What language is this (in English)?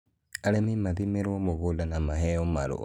Kikuyu